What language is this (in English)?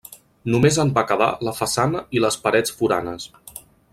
Catalan